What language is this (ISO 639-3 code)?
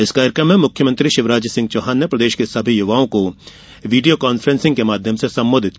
hin